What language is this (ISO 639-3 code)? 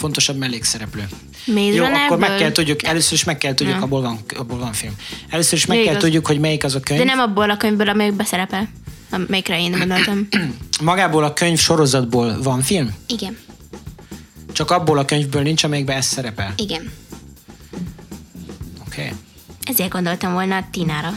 hun